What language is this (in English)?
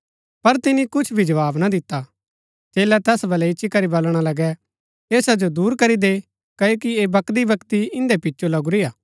Gaddi